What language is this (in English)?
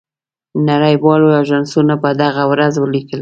Pashto